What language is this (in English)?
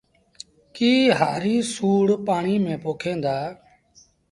Sindhi Bhil